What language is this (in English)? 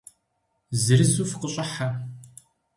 Kabardian